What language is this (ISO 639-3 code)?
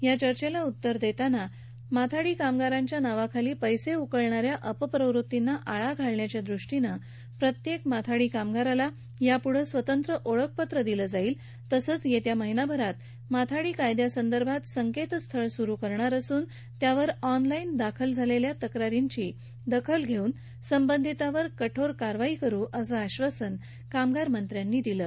mar